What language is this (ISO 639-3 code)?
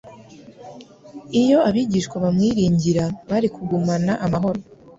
kin